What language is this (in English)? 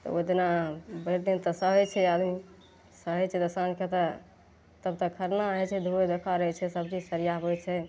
Maithili